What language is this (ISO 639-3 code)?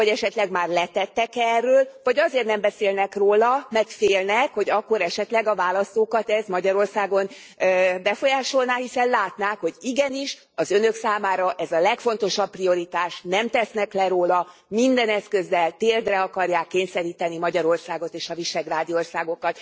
hun